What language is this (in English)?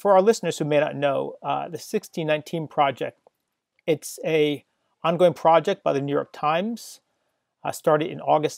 English